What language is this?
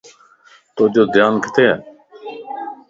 Lasi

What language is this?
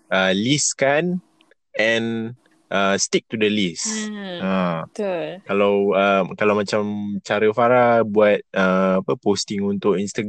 Malay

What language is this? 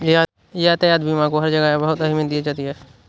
Hindi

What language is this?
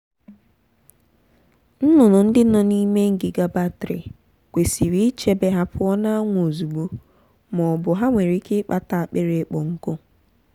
Igbo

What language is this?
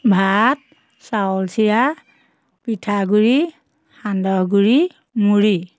Assamese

